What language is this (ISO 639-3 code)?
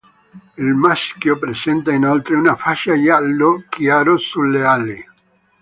ita